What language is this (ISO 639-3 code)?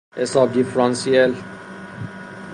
fas